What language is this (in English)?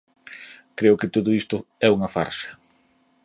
Galician